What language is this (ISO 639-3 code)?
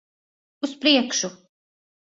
lav